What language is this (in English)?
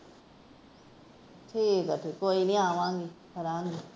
Punjabi